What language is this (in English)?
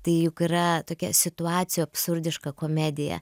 Lithuanian